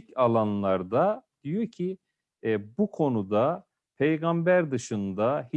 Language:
Turkish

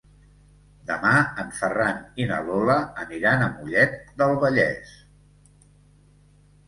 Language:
Catalan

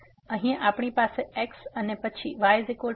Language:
Gujarati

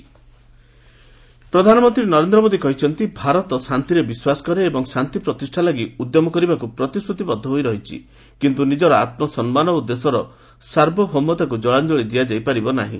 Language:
Odia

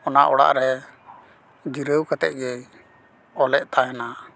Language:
Santali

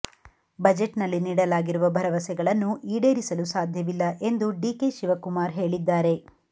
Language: Kannada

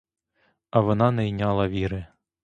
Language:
Ukrainian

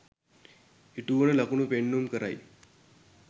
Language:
Sinhala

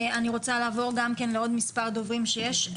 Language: Hebrew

